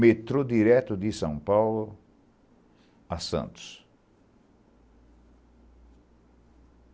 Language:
Portuguese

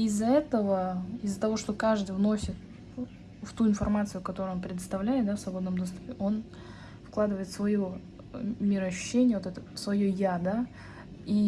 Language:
Russian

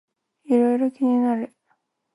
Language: Japanese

